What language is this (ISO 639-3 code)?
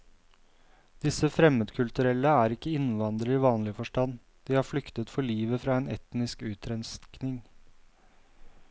nor